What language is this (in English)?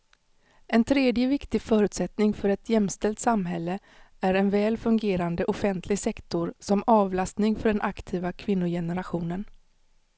Swedish